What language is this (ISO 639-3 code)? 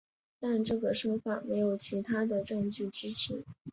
zho